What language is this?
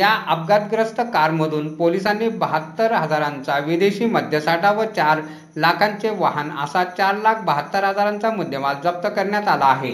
Marathi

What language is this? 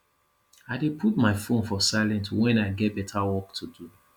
Nigerian Pidgin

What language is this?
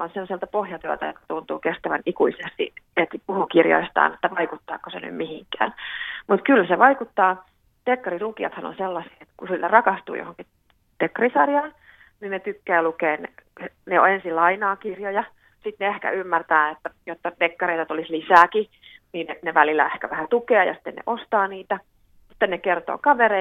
Finnish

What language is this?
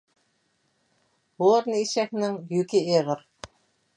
Uyghur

